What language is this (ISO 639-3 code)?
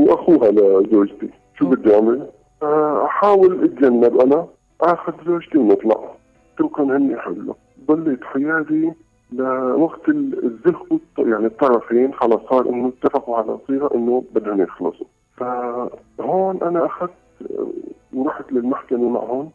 ara